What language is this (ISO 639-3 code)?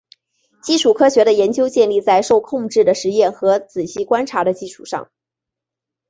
zho